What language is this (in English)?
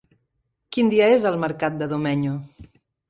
Catalan